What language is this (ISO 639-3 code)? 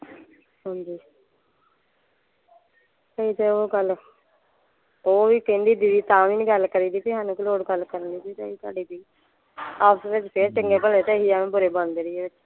pan